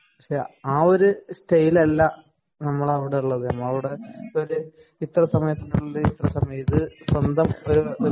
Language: Malayalam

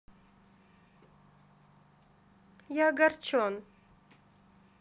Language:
Russian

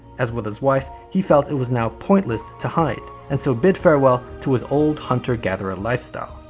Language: English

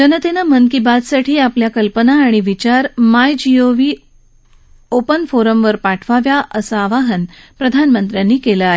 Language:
Marathi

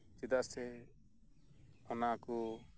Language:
Santali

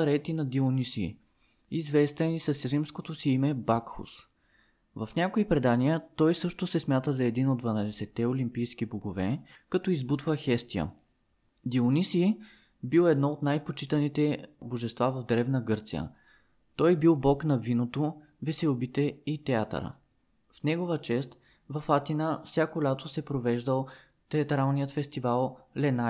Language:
Bulgarian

